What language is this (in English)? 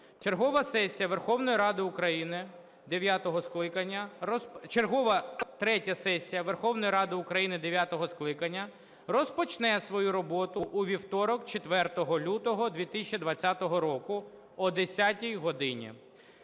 Ukrainian